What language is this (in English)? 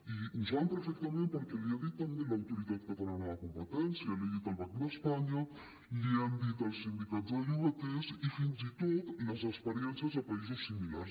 Catalan